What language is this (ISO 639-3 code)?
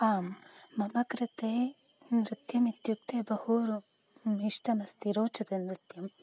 san